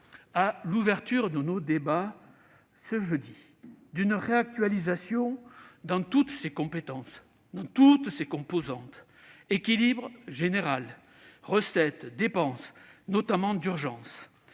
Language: French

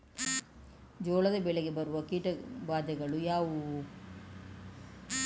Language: Kannada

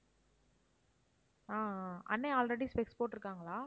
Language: Tamil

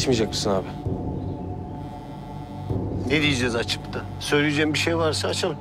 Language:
Turkish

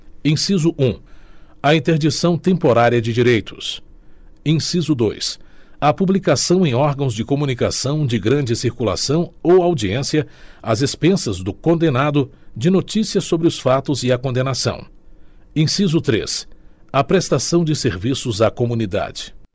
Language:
Portuguese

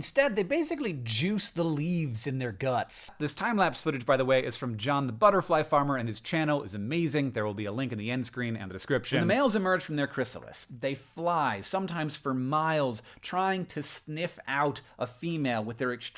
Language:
English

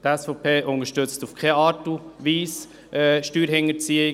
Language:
Swiss German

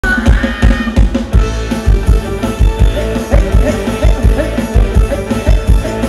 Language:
Polish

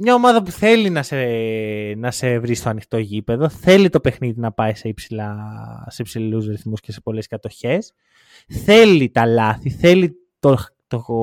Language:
Greek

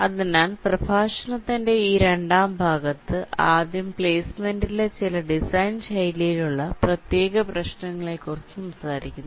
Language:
Malayalam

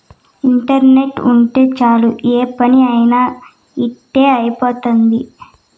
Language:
Telugu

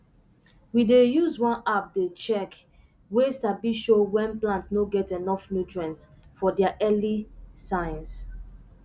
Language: Nigerian Pidgin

